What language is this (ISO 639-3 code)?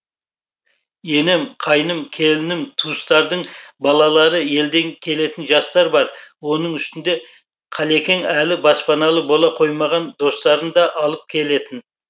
kaz